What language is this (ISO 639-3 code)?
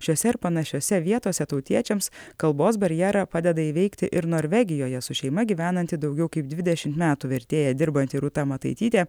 lit